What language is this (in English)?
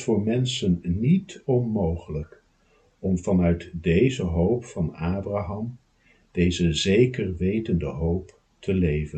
Dutch